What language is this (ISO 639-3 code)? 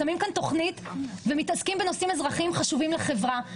heb